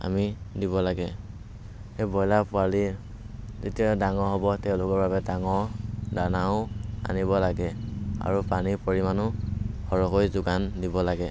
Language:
Assamese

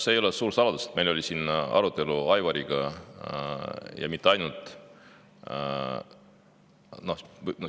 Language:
Estonian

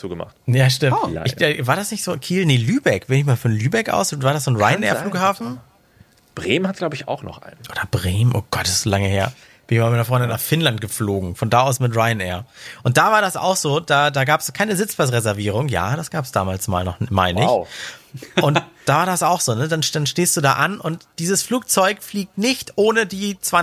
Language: German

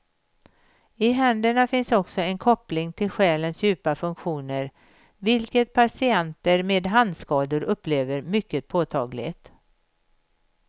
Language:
Swedish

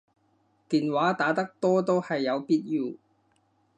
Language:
Cantonese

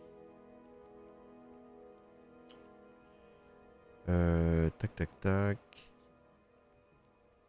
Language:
French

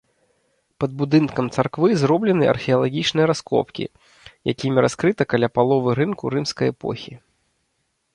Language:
Belarusian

